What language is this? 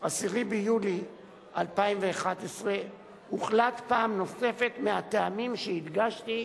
Hebrew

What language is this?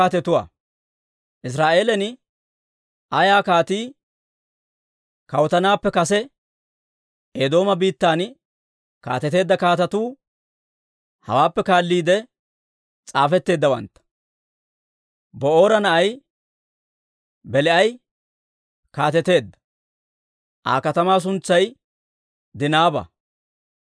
Dawro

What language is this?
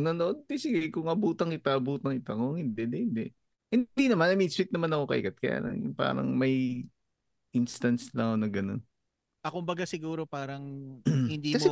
Filipino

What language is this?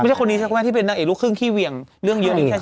Thai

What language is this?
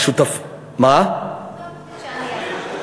Hebrew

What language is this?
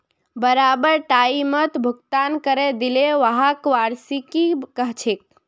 Magahi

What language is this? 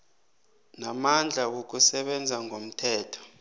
South Ndebele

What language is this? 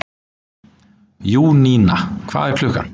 Icelandic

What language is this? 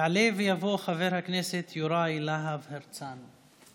Hebrew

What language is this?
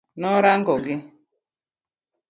Luo (Kenya and Tanzania)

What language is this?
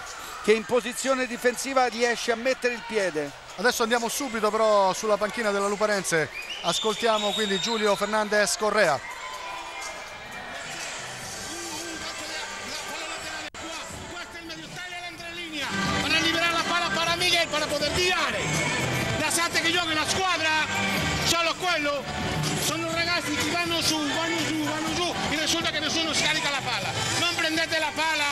Italian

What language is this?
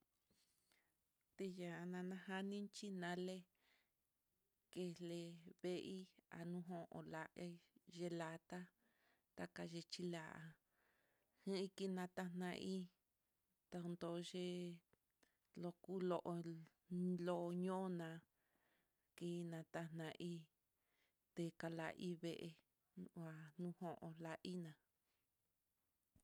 Mitlatongo Mixtec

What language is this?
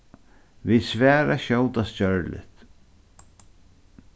Faroese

